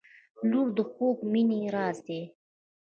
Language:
Pashto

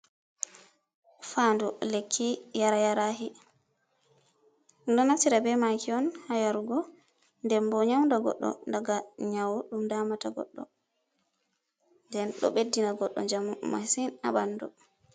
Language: Fula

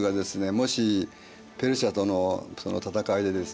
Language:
Japanese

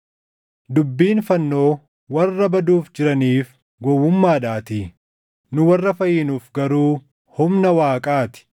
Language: Oromo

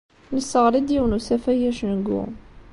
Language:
Kabyle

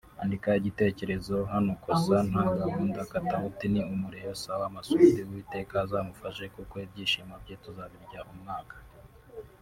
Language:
Kinyarwanda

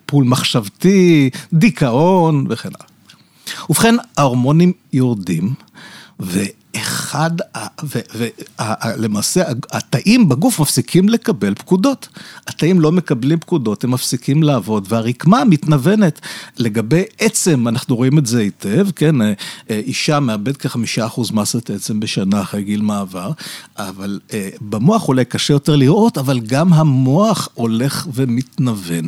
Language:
Hebrew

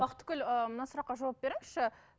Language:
Kazakh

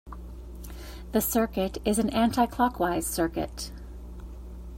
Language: English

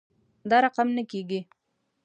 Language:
Pashto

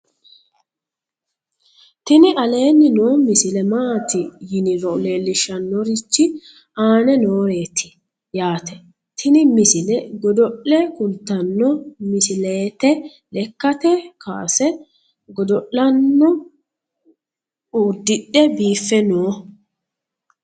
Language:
Sidamo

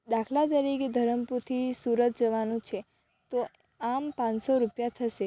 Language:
Gujarati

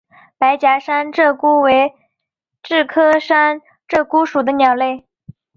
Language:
Chinese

